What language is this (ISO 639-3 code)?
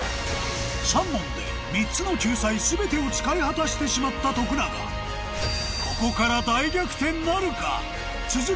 jpn